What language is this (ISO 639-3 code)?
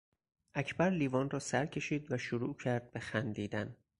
fas